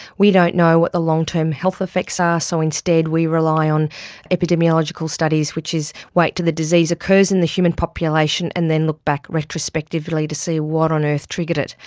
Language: English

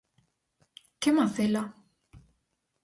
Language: Galician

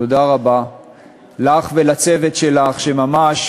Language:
Hebrew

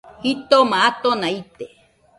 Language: Nüpode Huitoto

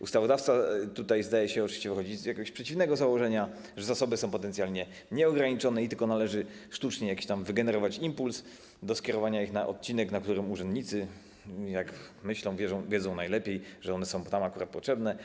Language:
Polish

